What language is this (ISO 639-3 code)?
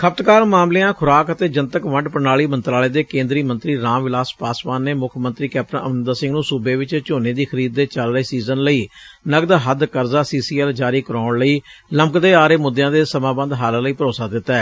pan